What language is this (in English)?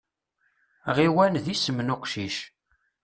Kabyle